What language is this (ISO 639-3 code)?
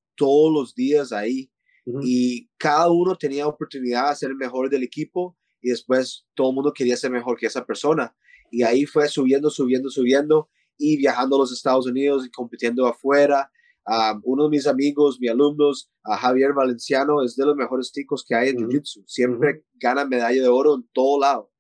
spa